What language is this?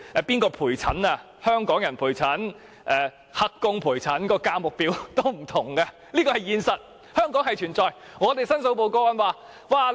Cantonese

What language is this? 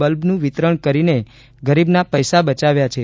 Gujarati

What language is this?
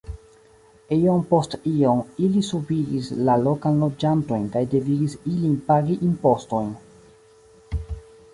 Esperanto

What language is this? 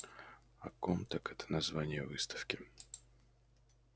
Russian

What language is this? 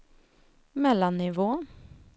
Swedish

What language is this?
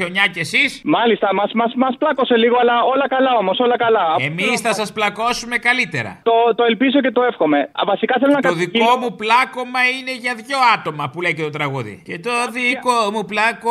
Greek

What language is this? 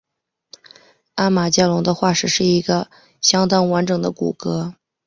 Chinese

